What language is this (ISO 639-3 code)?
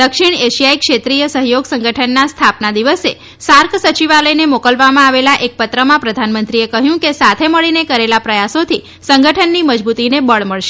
guj